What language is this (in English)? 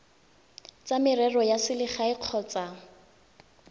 Tswana